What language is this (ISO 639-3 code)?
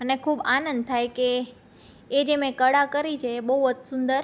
guj